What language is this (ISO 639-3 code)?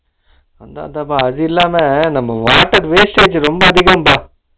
tam